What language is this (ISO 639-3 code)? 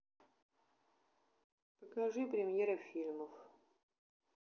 rus